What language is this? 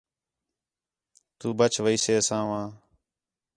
Khetrani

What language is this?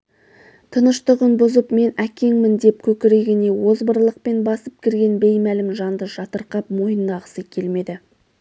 Kazakh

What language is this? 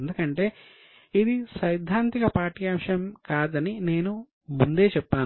Telugu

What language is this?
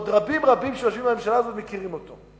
Hebrew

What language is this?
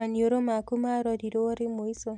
Kikuyu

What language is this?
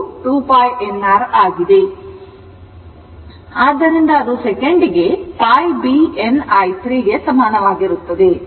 Kannada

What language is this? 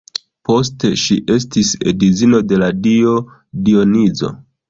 Esperanto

